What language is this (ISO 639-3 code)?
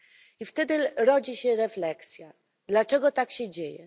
pol